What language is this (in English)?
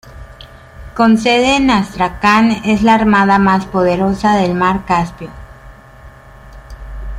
Spanish